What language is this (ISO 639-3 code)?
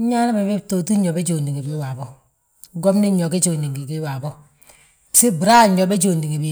bjt